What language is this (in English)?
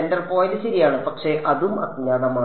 Malayalam